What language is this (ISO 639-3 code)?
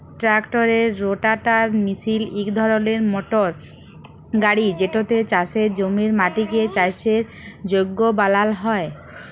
ben